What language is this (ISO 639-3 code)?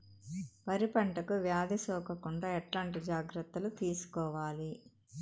tel